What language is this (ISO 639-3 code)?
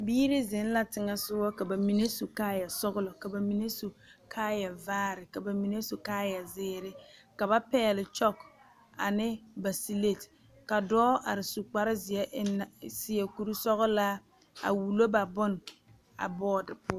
dga